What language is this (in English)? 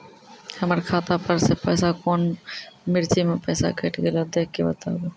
Maithili